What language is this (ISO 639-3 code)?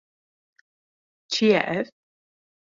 kur